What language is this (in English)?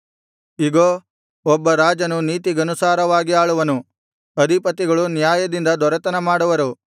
Kannada